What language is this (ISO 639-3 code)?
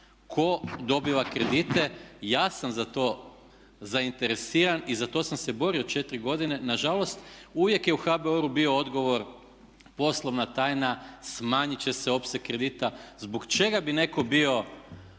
hrv